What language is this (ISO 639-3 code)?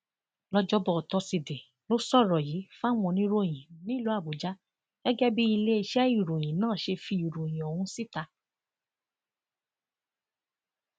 yor